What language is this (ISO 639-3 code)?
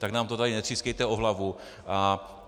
ces